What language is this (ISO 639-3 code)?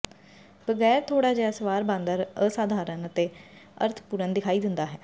pan